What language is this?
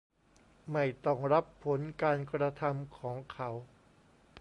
Thai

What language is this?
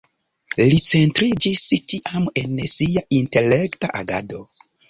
Esperanto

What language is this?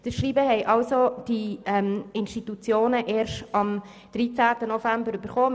Swiss German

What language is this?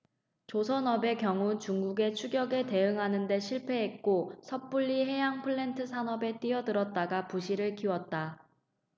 Korean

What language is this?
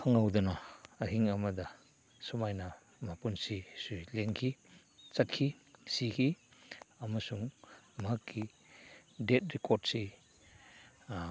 Manipuri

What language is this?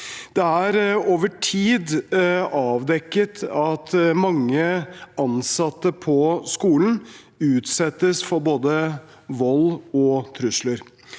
Norwegian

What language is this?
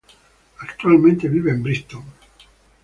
Spanish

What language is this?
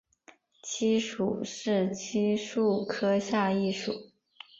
Chinese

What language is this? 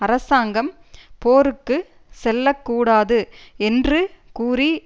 Tamil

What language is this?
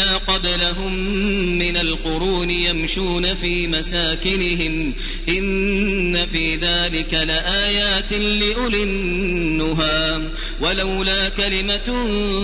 Arabic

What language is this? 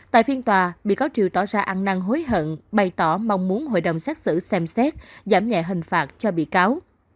Vietnamese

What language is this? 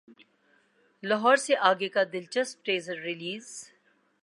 Urdu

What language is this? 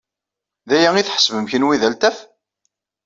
Kabyle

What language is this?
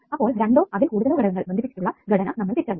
Malayalam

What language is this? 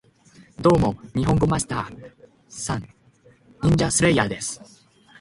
Japanese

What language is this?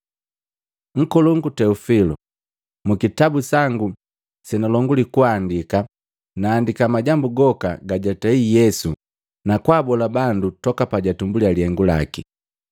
Matengo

